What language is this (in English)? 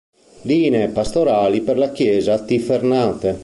Italian